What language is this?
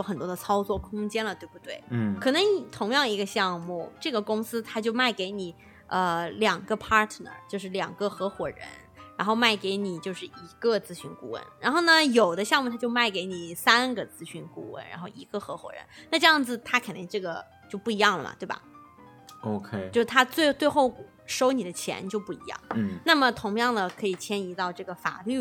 Chinese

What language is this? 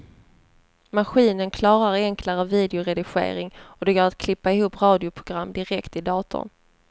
Swedish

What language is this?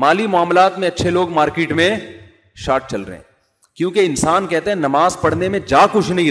Urdu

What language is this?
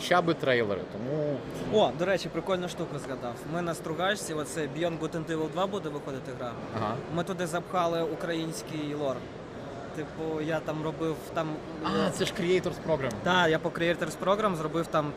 Ukrainian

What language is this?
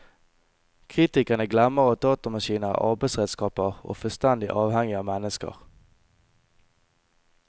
Norwegian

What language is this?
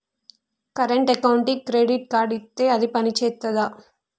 Telugu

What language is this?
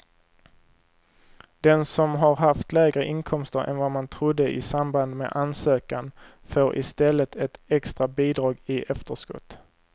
Swedish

